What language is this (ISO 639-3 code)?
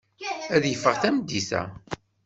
kab